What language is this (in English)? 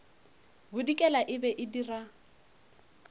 Northern Sotho